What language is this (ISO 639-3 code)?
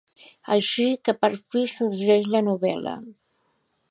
cat